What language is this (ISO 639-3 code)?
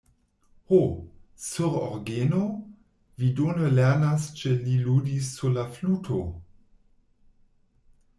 epo